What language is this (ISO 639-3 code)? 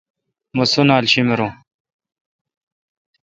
xka